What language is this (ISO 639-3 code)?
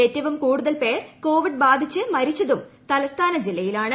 mal